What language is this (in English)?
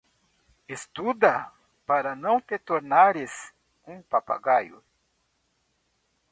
Portuguese